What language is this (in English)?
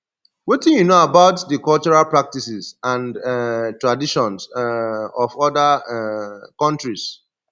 Nigerian Pidgin